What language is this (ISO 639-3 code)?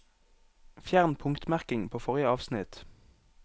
nor